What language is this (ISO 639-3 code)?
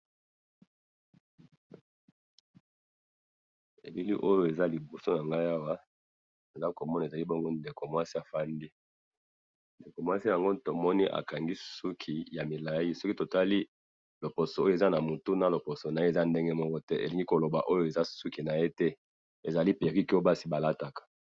lin